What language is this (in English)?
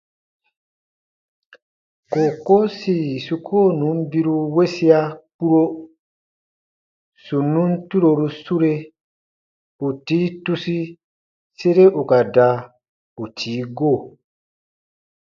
Baatonum